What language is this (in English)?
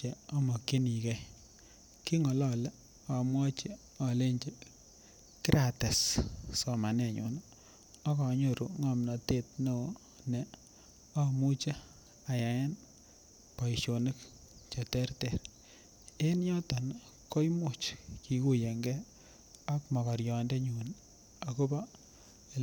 Kalenjin